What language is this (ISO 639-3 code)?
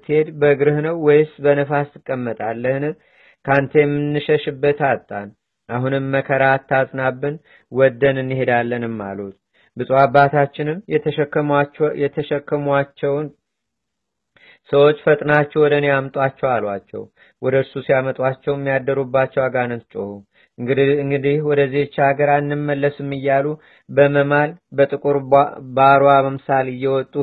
amh